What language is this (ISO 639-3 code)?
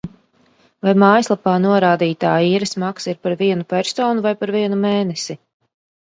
lav